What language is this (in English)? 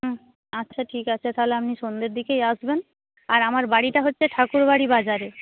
Bangla